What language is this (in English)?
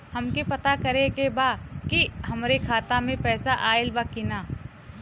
Bhojpuri